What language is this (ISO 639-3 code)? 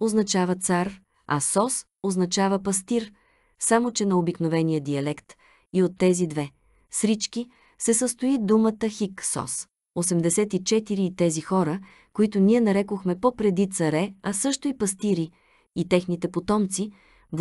bul